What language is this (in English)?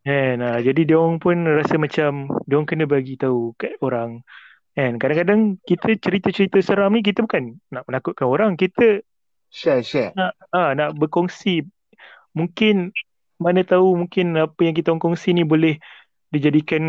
Malay